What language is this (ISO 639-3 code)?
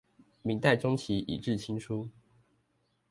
zho